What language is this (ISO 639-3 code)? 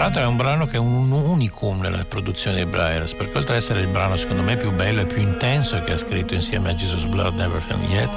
ita